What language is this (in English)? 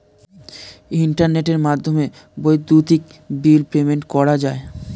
Bangla